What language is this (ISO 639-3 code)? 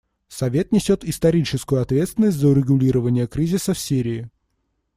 rus